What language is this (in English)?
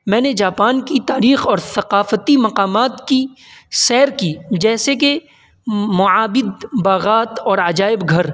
Urdu